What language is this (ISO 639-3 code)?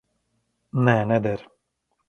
lav